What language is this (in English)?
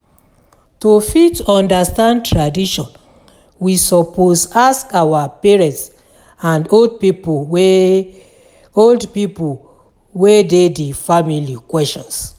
Nigerian Pidgin